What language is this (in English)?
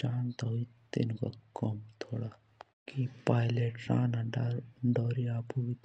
Jaunsari